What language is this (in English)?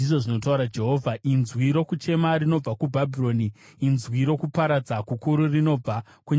Shona